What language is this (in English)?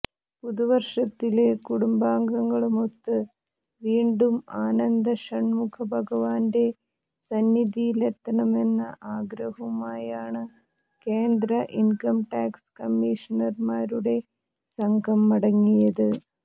Malayalam